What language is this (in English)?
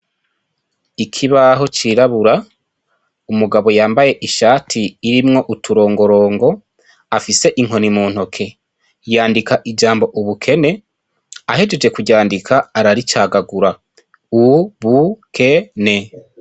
Rundi